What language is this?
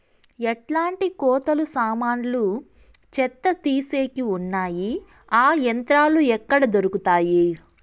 Telugu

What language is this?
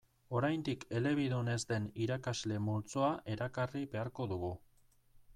Basque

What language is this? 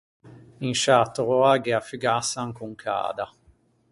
Ligurian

